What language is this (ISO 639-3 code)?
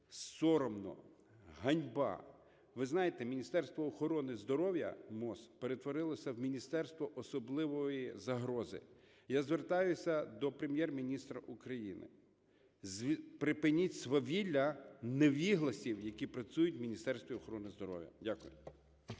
ukr